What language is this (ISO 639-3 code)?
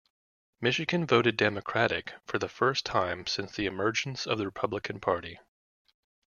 eng